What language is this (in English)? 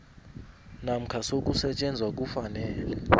South Ndebele